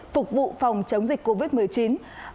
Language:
Vietnamese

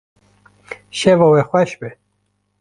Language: Kurdish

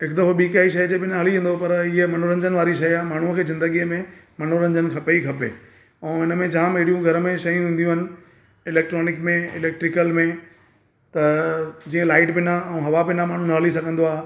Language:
Sindhi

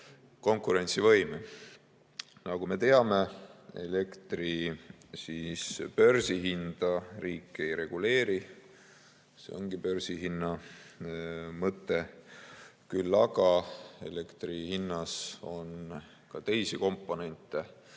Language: Estonian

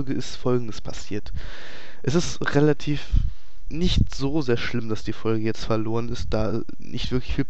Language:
German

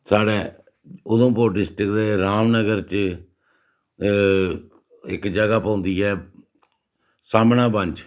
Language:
Dogri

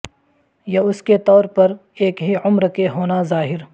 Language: Urdu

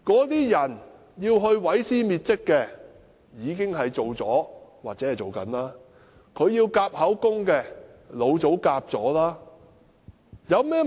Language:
Cantonese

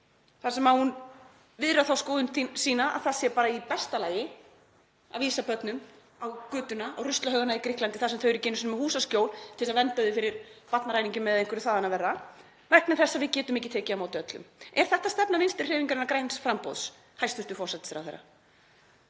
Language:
Icelandic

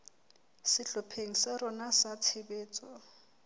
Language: Southern Sotho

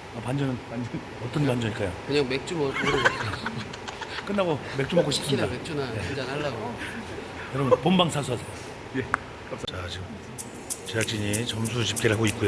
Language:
Korean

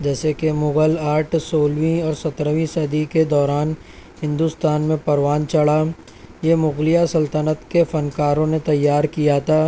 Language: Urdu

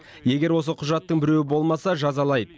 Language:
Kazakh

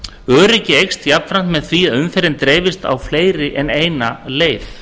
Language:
Icelandic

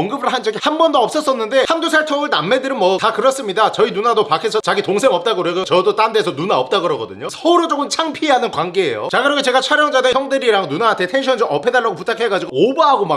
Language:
Korean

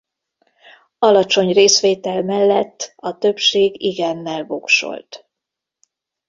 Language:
Hungarian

